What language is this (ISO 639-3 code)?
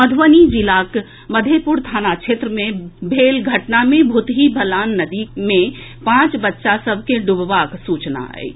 mai